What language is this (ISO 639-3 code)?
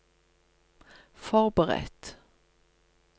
nor